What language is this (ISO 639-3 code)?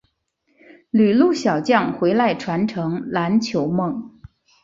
zho